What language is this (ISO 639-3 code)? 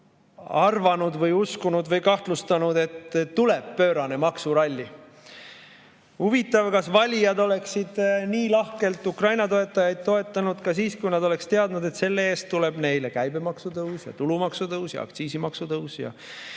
est